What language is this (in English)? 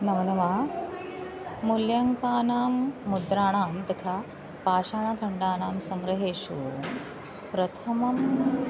Sanskrit